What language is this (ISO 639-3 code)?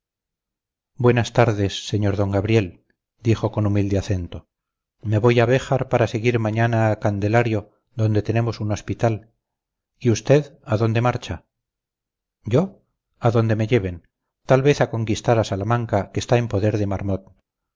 spa